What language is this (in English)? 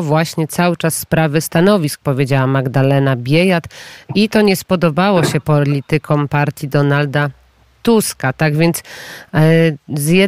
Polish